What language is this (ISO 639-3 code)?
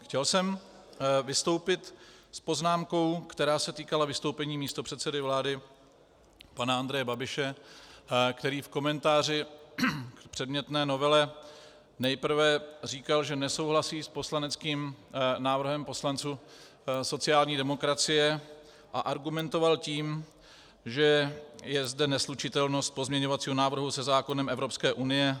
ces